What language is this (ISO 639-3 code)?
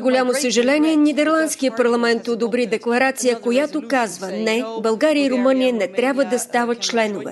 bul